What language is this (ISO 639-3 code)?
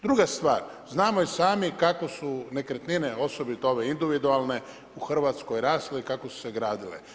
hrv